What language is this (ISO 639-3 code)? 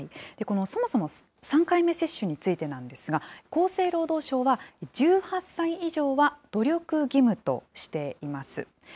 jpn